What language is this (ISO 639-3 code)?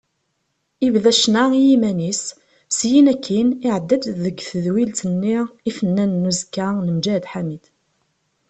kab